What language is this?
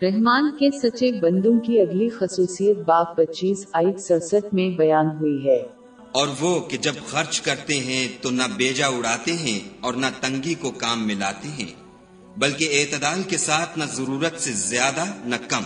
Urdu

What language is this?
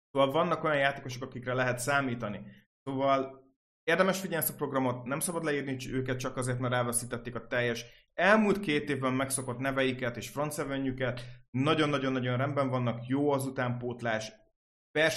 Hungarian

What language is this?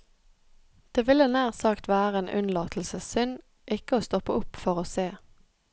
Norwegian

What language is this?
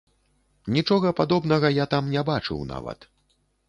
Belarusian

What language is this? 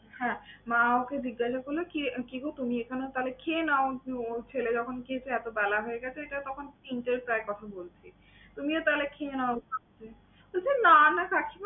Bangla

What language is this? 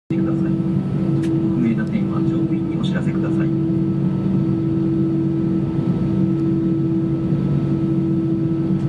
Japanese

